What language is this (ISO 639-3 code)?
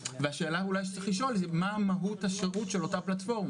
heb